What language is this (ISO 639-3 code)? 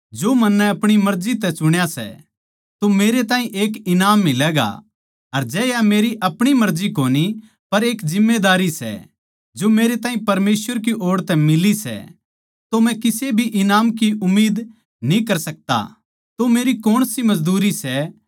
bgc